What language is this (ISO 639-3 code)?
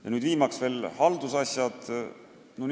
est